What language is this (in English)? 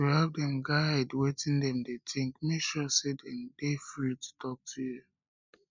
Nigerian Pidgin